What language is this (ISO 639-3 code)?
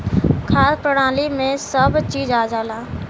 bho